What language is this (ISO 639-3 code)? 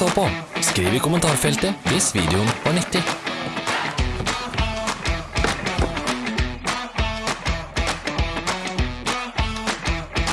nor